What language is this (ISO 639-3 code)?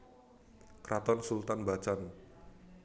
jav